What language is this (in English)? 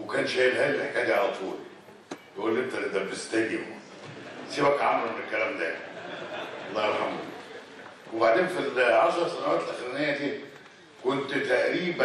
Arabic